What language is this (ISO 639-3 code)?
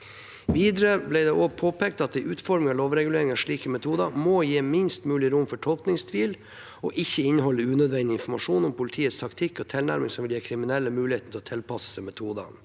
nor